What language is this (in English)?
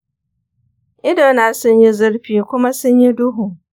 Hausa